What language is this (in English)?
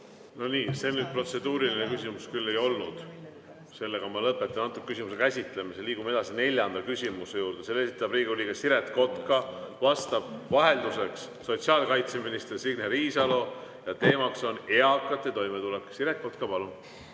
Estonian